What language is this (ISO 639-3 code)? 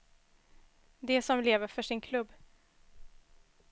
swe